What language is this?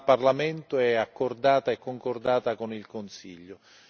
Italian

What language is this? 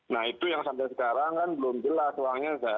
Indonesian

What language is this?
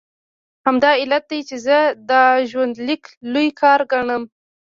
Pashto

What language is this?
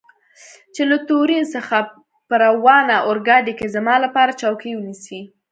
Pashto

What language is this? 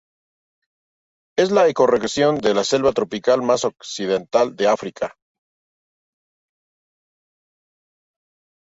Spanish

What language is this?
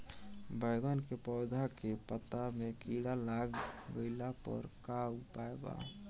Bhojpuri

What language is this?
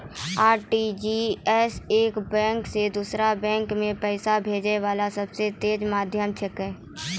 Maithili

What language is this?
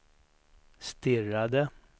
Swedish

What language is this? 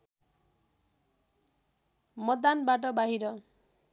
Nepali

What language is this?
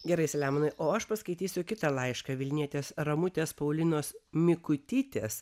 Lithuanian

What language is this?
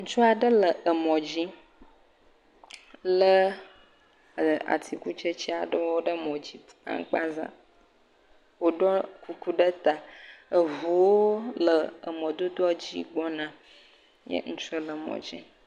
Ewe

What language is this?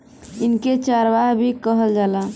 Bhojpuri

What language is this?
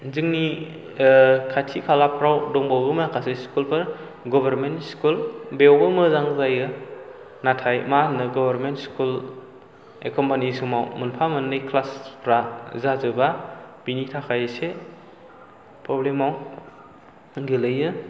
Bodo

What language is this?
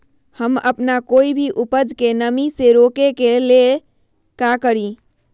Magahi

